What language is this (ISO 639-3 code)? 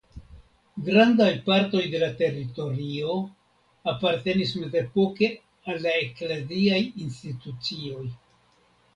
epo